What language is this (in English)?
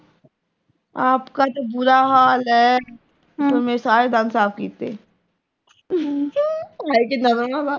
Punjabi